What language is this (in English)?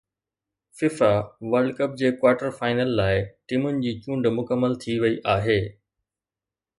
Sindhi